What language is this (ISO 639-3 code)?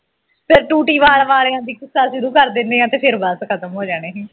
pan